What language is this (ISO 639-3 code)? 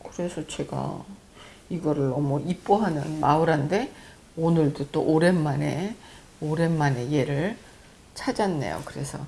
kor